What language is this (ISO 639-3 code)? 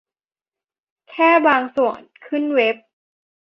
tha